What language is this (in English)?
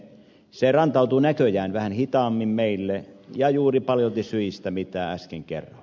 Finnish